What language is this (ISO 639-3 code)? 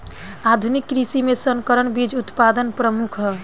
bho